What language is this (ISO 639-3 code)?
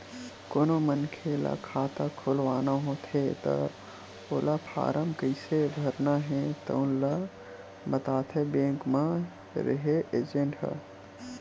hne